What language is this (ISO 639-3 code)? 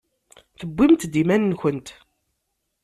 kab